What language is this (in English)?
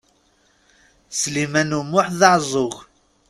Kabyle